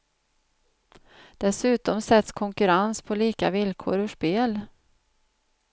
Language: Swedish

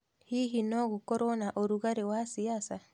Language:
Kikuyu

